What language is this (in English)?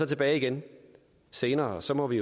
Danish